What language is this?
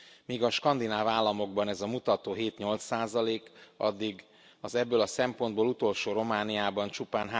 Hungarian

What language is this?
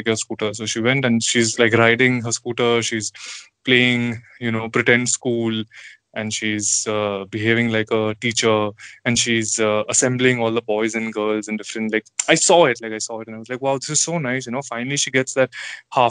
English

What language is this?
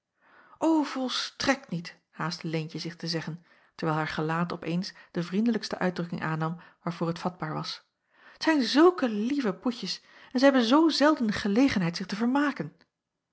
Dutch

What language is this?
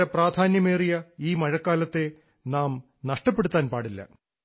Malayalam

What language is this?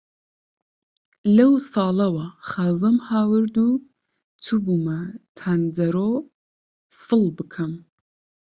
Central Kurdish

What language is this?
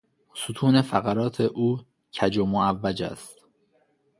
Persian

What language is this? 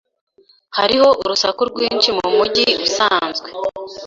Kinyarwanda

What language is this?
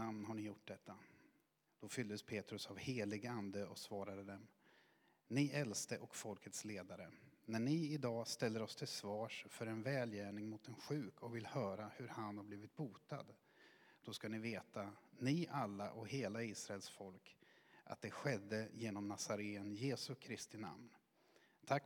Swedish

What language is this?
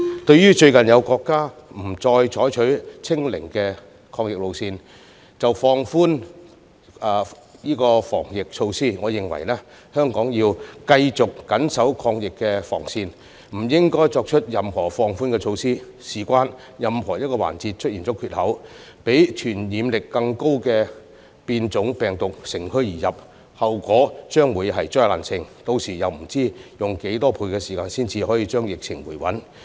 Cantonese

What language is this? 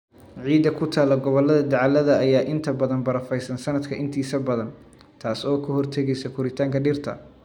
Somali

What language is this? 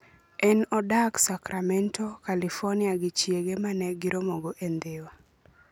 Luo (Kenya and Tanzania)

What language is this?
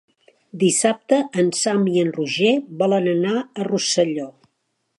Catalan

